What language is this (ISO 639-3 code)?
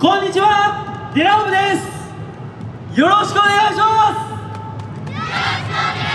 jpn